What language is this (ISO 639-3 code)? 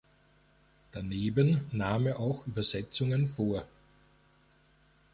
deu